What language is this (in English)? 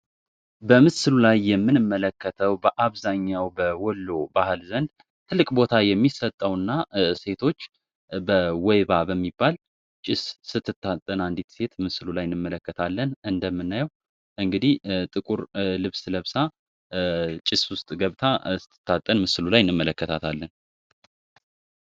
Amharic